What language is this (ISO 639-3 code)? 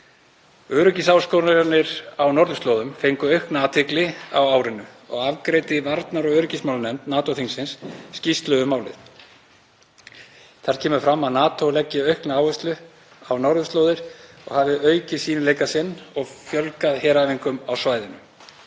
isl